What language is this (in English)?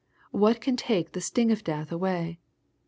English